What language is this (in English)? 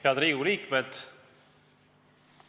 Estonian